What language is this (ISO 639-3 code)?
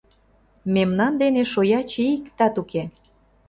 chm